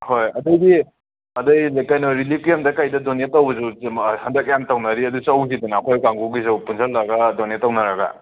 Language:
Manipuri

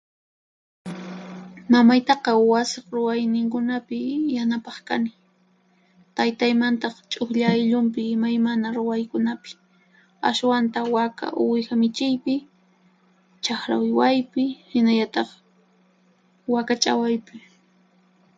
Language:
Puno Quechua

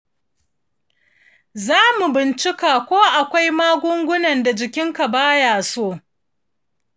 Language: Hausa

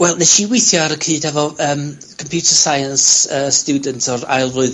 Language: Welsh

